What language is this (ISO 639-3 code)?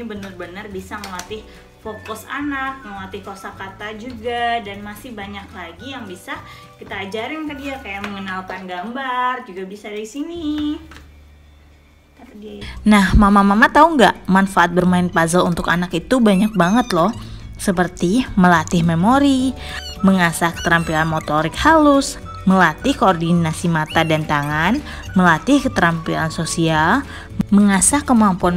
ind